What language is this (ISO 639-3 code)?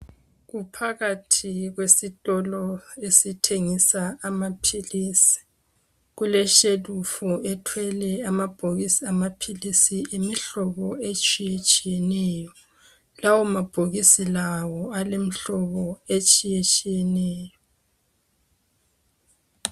nde